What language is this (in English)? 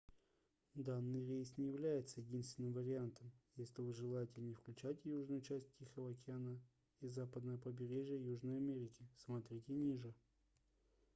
Russian